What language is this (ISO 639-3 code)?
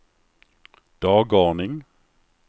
swe